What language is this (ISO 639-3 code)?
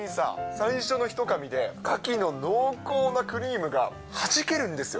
jpn